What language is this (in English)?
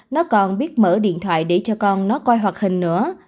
Vietnamese